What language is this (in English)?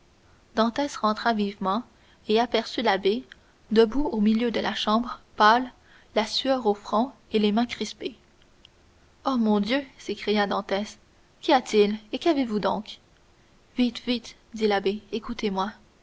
French